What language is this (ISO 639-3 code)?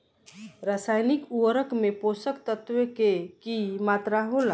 bho